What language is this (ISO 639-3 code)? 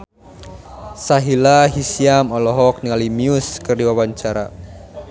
sun